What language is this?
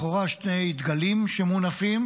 Hebrew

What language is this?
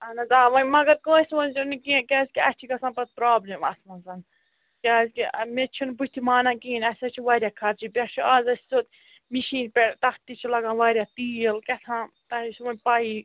Kashmiri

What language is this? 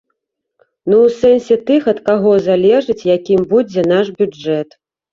Belarusian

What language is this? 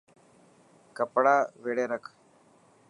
Dhatki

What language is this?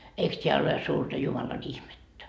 Finnish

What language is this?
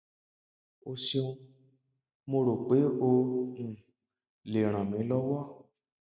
Yoruba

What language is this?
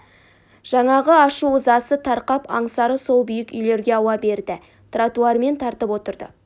Kazakh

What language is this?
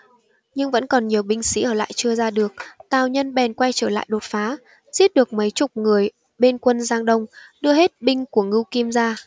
Vietnamese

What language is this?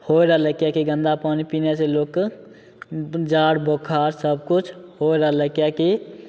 Maithili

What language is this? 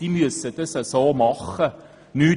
Swiss German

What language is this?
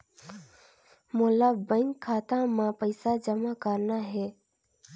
Chhattisgarhi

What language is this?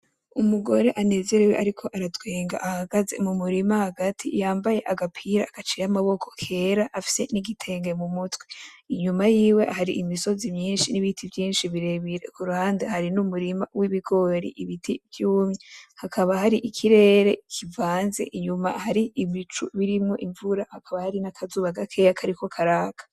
Rundi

